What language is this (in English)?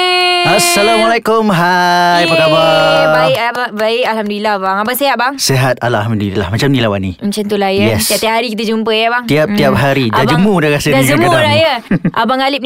Malay